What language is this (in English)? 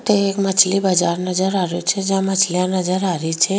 Rajasthani